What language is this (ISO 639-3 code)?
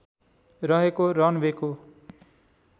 nep